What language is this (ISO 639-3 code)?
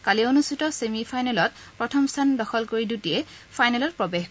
asm